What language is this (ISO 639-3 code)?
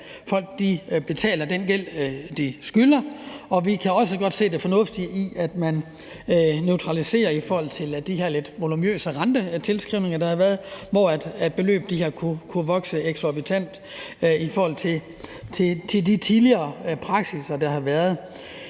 dan